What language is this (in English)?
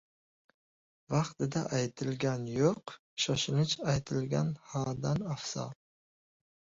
Uzbek